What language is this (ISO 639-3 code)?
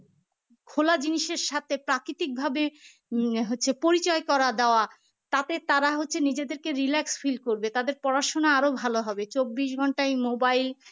ben